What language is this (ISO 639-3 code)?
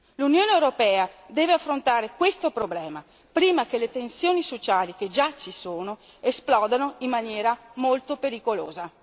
ita